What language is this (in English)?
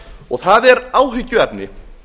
Icelandic